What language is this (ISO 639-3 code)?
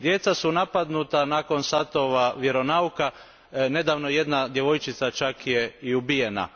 hrv